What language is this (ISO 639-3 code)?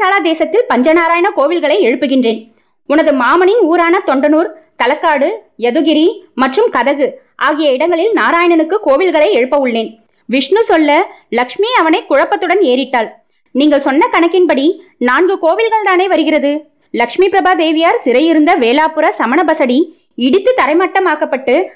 tam